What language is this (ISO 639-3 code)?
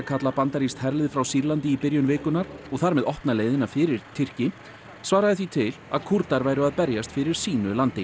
isl